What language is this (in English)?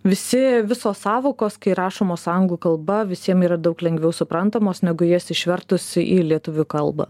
Lithuanian